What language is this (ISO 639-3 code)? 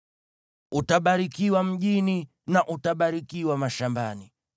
swa